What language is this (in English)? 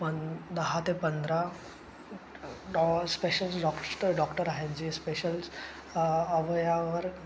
Marathi